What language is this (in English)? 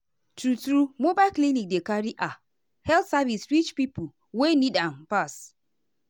Nigerian Pidgin